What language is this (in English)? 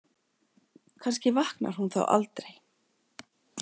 Icelandic